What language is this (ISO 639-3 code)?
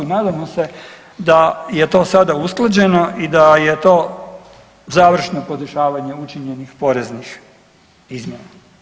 hrv